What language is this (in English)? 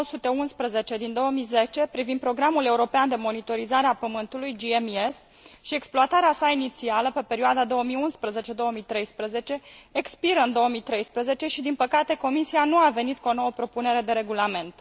Romanian